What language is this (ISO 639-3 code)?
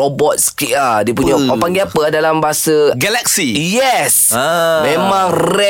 msa